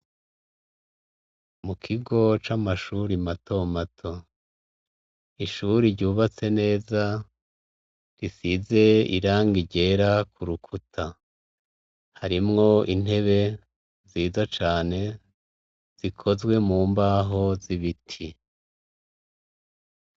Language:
Rundi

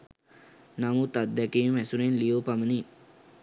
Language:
Sinhala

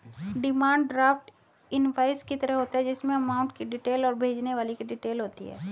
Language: Hindi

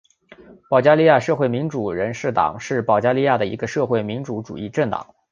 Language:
Chinese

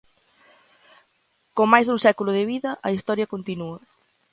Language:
Galician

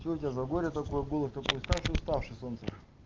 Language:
Russian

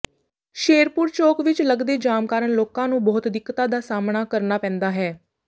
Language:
Punjabi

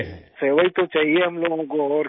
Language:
Hindi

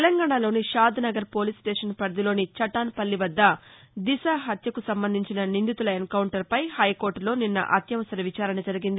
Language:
Telugu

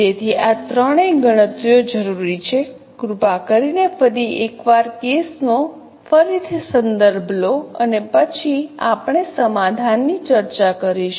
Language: Gujarati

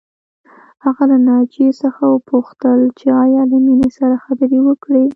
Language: Pashto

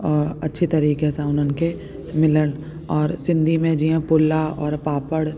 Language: Sindhi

